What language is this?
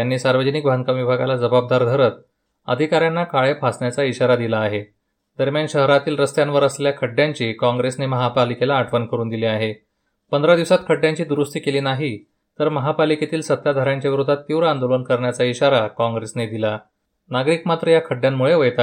Marathi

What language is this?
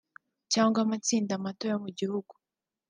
Kinyarwanda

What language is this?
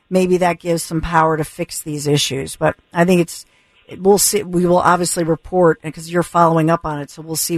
English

